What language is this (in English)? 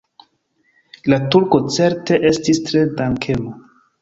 Esperanto